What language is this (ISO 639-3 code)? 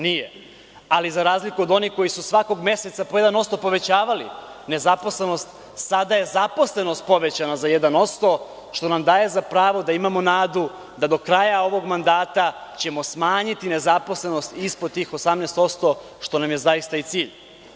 srp